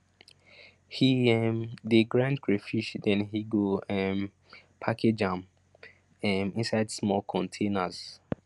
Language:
Nigerian Pidgin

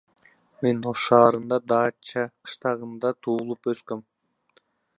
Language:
Kyrgyz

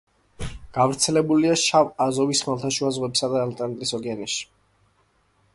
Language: Georgian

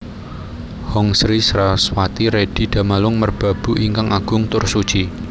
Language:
Javanese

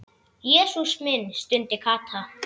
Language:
Icelandic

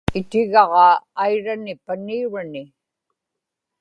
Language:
Inupiaq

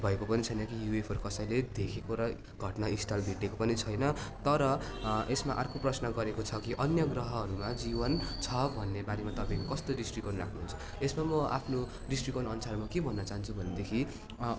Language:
Nepali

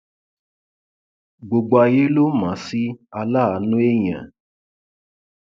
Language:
Yoruba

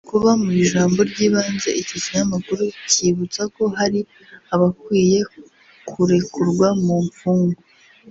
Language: Kinyarwanda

